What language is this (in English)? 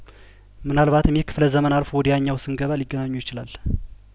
Amharic